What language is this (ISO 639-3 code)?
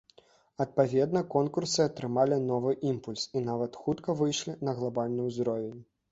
bel